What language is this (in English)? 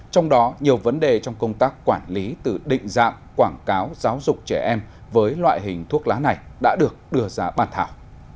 Vietnamese